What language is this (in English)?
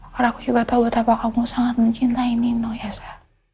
Indonesian